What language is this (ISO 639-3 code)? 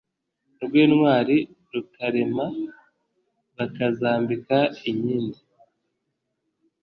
kin